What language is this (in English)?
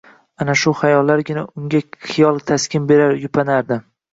Uzbek